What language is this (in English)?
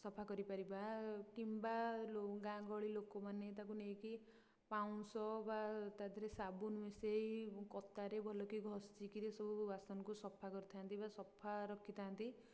Odia